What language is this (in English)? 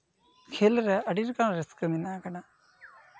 Santali